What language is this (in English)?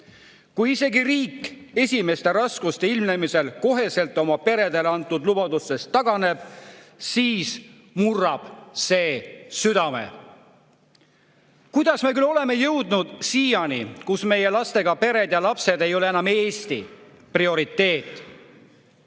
Estonian